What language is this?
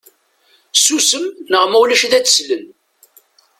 Kabyle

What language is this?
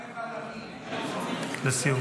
Hebrew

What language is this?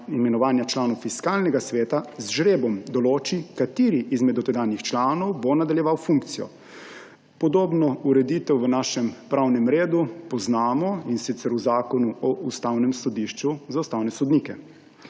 Slovenian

